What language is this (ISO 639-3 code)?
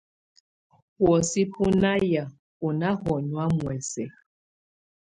tvu